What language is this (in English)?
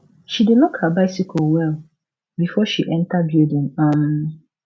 Nigerian Pidgin